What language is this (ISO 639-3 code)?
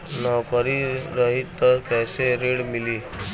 bho